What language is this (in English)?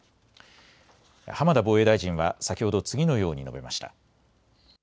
Japanese